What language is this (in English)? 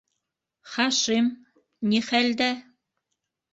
Bashkir